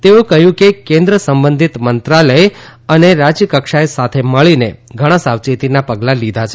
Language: Gujarati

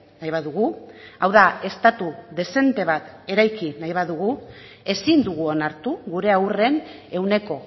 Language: Basque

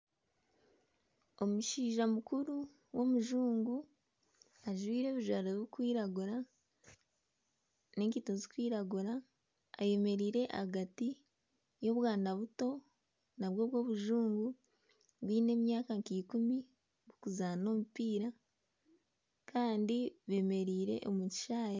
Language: Nyankole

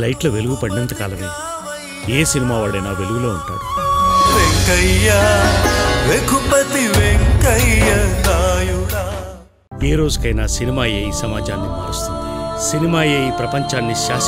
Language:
Arabic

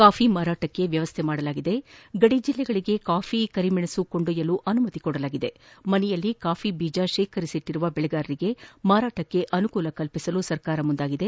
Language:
Kannada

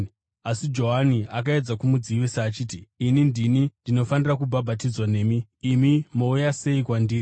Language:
Shona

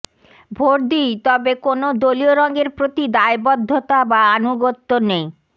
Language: Bangla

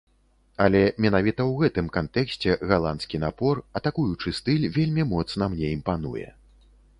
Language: Belarusian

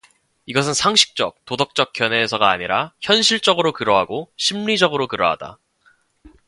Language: Korean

